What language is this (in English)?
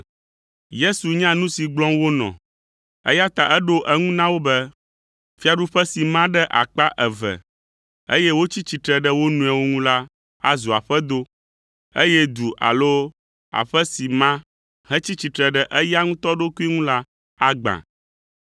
Ewe